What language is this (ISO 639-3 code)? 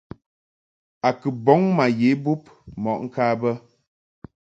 mhk